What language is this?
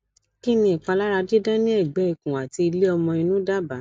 Yoruba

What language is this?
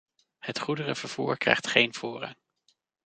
Dutch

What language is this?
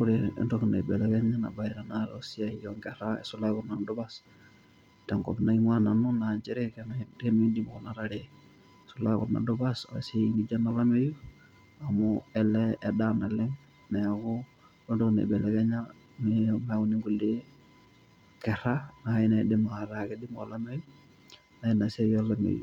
Masai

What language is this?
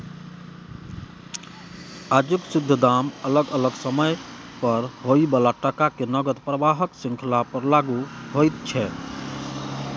Maithili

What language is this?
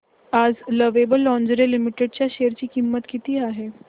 Marathi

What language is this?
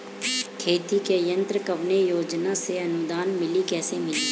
Bhojpuri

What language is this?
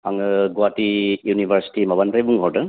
Bodo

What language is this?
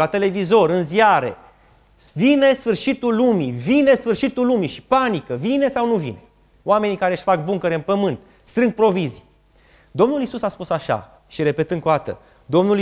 Romanian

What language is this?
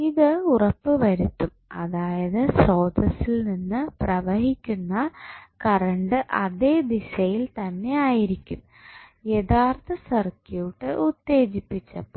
Malayalam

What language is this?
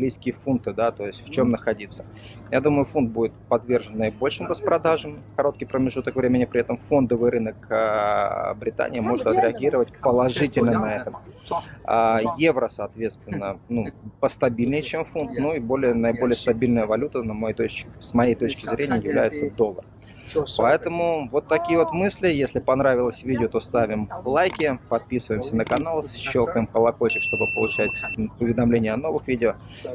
Russian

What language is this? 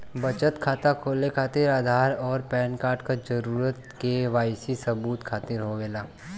Bhojpuri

